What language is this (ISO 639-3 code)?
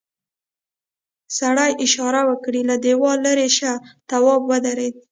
pus